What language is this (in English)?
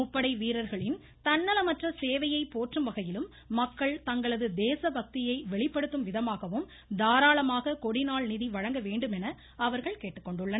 Tamil